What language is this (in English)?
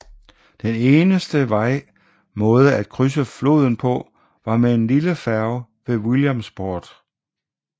Danish